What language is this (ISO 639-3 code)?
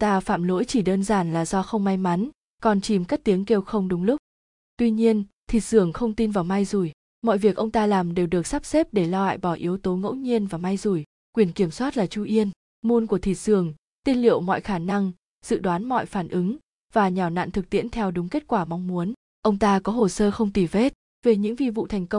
vie